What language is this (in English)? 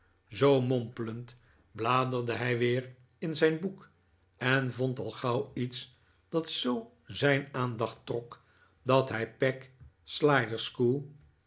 Dutch